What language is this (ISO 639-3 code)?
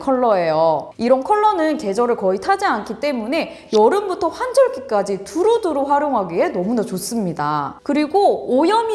kor